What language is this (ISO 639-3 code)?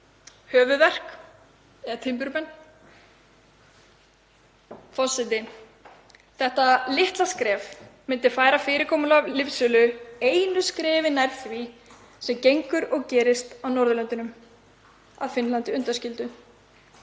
isl